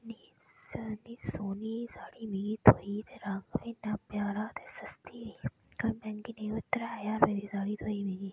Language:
Dogri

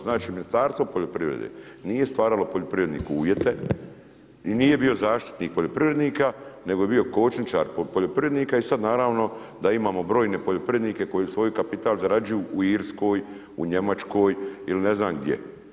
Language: Croatian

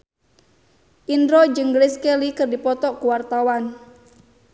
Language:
Sundanese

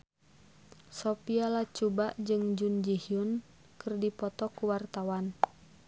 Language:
Sundanese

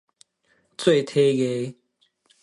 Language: Min Nan Chinese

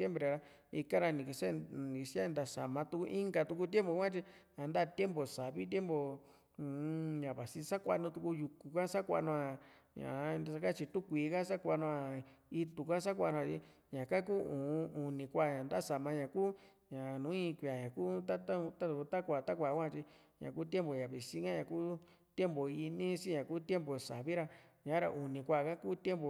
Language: Juxtlahuaca Mixtec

